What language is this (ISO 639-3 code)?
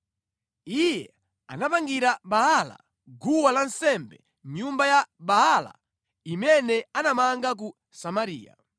nya